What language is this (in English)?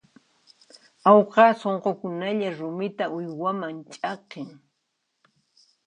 Puno Quechua